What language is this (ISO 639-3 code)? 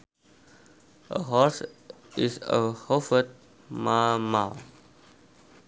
sun